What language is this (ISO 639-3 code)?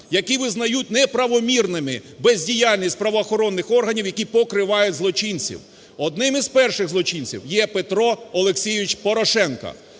ukr